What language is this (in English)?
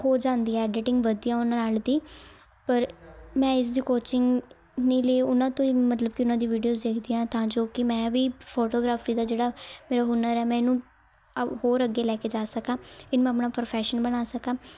Punjabi